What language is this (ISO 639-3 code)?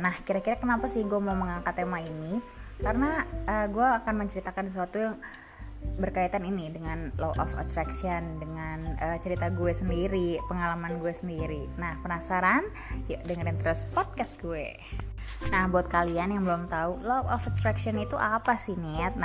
ind